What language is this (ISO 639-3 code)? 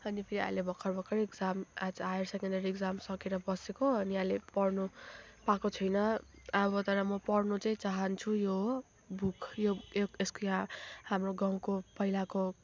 nep